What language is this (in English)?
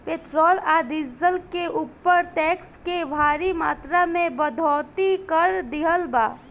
Bhojpuri